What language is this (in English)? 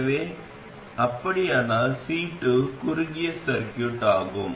Tamil